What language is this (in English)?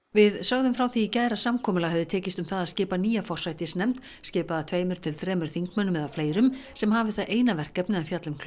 Icelandic